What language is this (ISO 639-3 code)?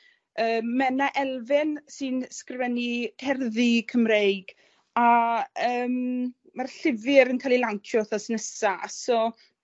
cym